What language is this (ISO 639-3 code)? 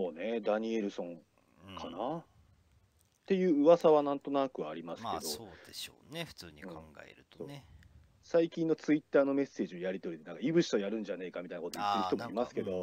jpn